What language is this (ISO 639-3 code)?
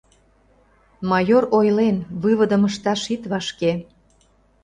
chm